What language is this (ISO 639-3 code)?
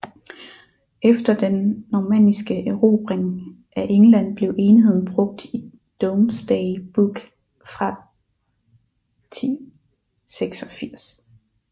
dan